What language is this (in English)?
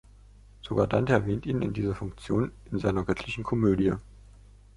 German